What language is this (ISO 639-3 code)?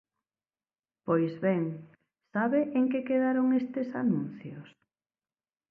glg